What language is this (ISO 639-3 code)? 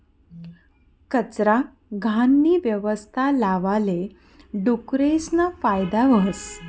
mar